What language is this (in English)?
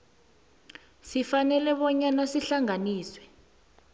South Ndebele